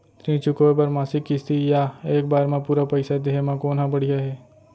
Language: Chhattisgarhi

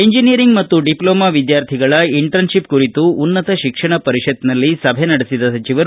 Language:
Kannada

